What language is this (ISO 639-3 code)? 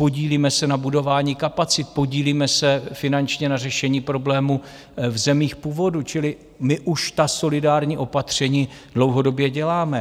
ces